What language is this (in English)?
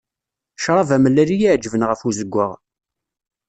Kabyle